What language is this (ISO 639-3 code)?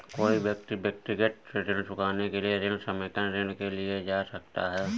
hin